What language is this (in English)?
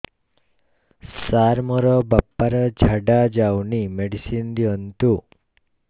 Odia